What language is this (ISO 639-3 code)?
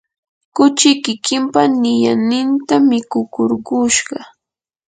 qur